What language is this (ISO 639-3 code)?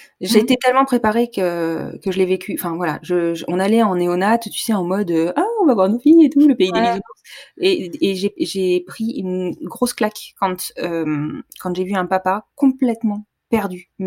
fra